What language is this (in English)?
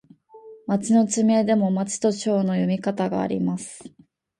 Japanese